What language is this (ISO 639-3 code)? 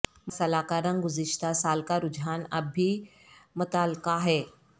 urd